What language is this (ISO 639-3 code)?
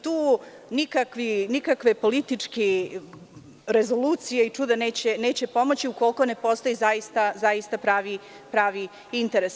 srp